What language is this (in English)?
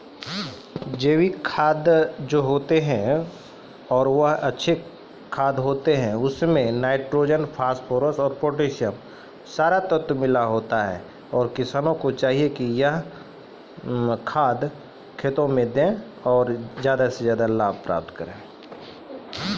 Maithili